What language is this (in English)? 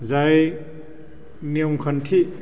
Bodo